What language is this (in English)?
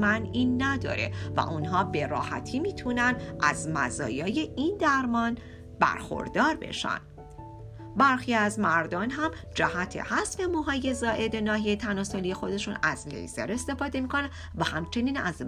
Persian